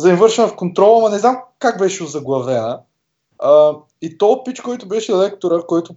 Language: Bulgarian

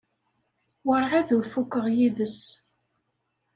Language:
Kabyle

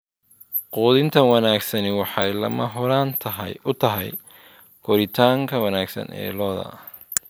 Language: Somali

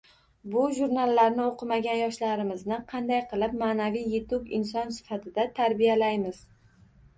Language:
Uzbek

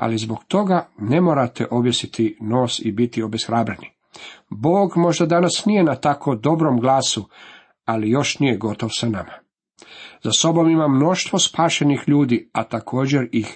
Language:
Croatian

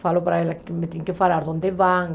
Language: Portuguese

